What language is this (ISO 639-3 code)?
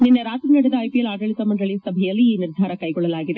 kan